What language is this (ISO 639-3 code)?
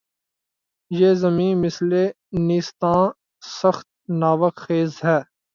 urd